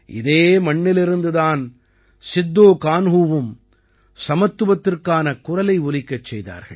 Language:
Tamil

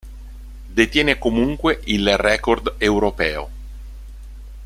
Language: Italian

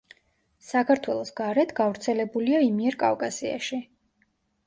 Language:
Georgian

